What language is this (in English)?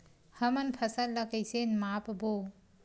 Chhattisgarhi